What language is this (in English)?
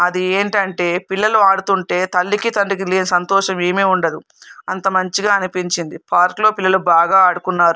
Telugu